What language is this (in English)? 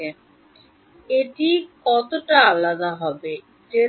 Bangla